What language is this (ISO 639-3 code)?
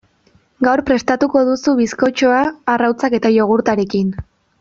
eus